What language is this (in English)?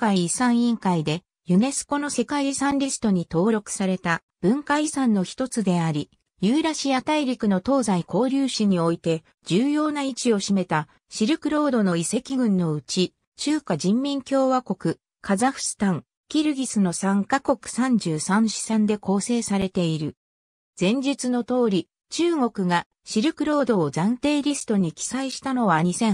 Japanese